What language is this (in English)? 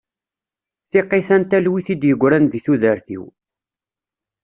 Kabyle